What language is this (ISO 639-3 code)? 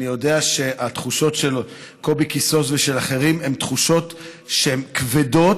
heb